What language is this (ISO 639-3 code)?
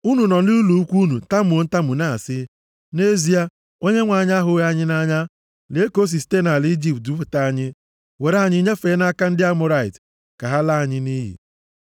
ibo